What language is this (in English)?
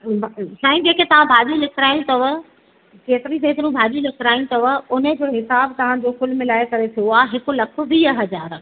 Sindhi